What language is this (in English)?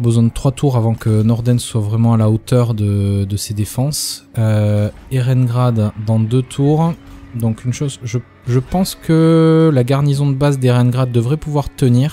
French